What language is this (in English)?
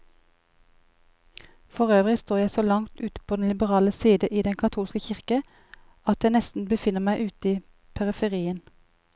Norwegian